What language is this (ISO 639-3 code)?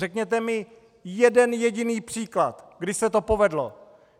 ces